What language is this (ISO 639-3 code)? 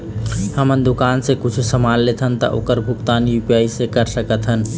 hne